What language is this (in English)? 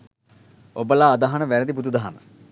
Sinhala